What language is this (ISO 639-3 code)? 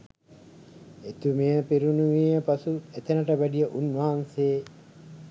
sin